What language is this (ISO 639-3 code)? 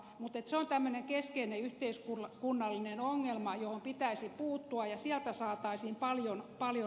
fin